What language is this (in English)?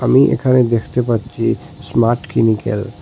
Bangla